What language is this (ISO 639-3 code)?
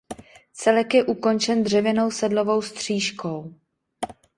ces